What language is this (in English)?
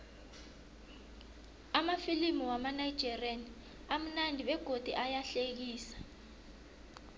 South Ndebele